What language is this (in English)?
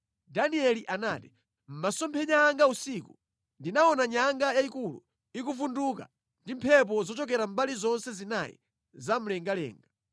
Nyanja